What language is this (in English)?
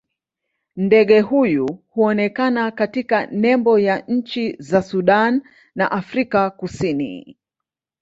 Swahili